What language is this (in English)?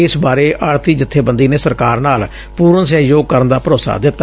Punjabi